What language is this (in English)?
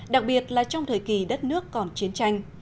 Vietnamese